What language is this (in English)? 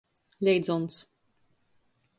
Latgalian